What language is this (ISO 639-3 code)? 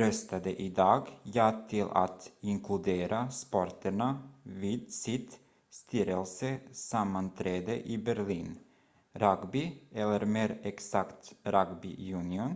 swe